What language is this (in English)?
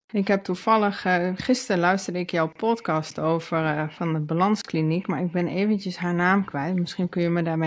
Dutch